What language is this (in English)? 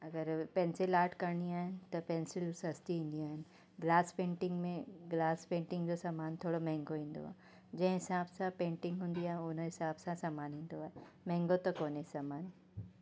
Sindhi